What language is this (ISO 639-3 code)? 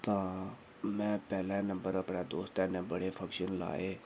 doi